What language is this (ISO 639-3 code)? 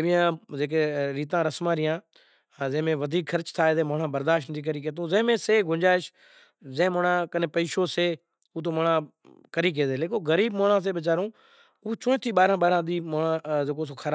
gjk